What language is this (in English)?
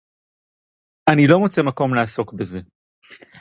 Hebrew